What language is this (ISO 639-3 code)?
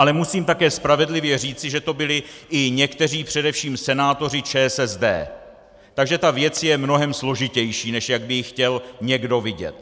ces